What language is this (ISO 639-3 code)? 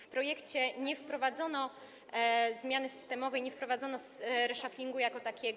pol